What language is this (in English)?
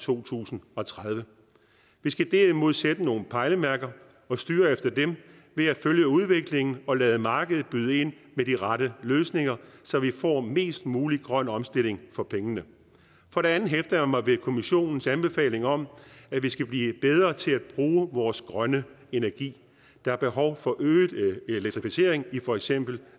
Danish